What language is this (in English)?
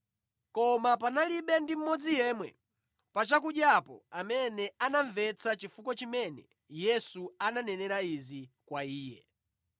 Nyanja